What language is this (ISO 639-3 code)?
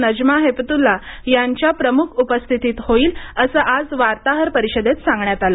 mar